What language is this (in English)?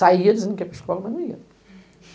Portuguese